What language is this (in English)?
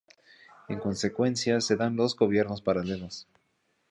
Spanish